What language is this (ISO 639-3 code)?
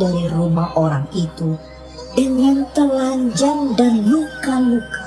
ind